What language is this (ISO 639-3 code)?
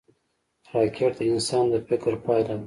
pus